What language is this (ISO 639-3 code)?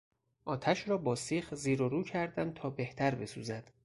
fas